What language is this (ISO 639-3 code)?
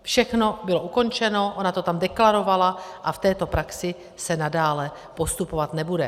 ces